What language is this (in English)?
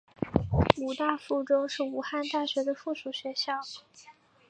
Chinese